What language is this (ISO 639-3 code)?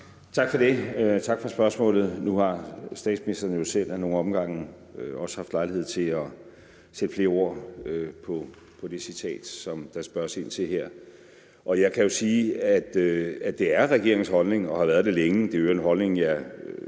dan